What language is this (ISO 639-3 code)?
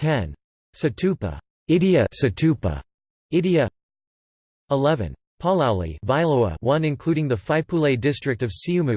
eng